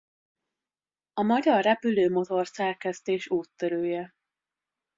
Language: Hungarian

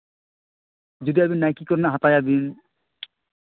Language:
Santali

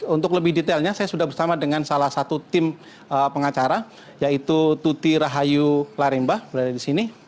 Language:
Indonesian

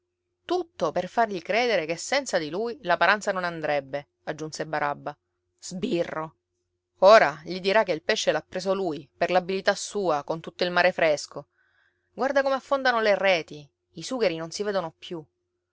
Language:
Italian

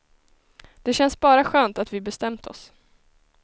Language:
Swedish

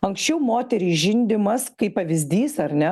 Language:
Lithuanian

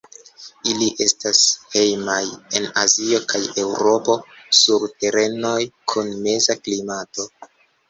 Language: Esperanto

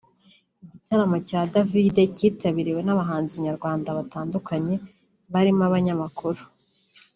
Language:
Kinyarwanda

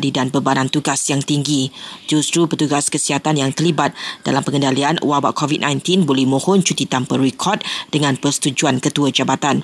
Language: Malay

